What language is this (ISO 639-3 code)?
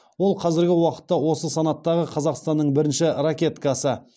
kaz